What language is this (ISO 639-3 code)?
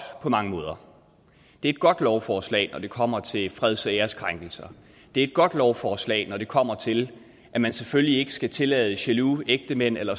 dan